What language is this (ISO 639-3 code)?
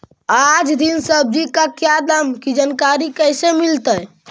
mag